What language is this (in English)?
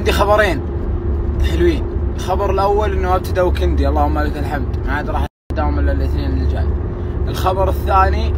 Arabic